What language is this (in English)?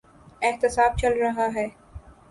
Urdu